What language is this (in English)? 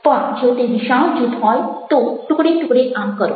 Gujarati